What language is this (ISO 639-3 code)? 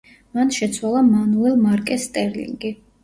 kat